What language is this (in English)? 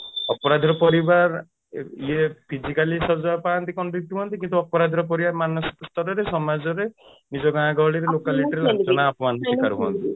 Odia